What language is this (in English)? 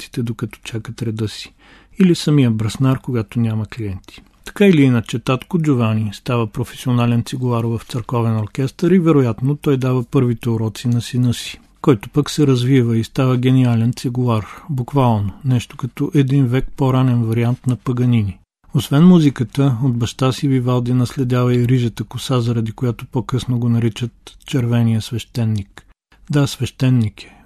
Bulgarian